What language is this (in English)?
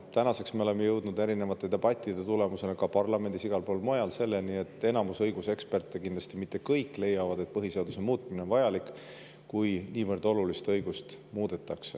Estonian